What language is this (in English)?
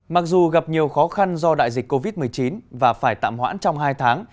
Vietnamese